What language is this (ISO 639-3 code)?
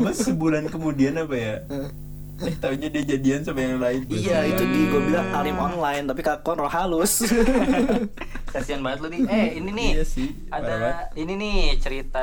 ind